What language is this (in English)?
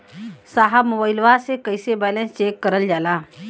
Bhojpuri